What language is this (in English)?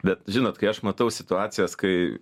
Lithuanian